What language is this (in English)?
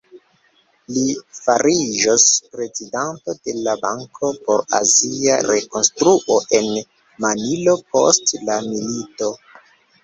Esperanto